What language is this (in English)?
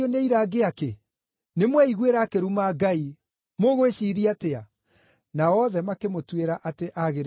Kikuyu